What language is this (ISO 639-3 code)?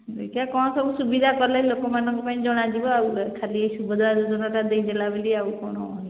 ori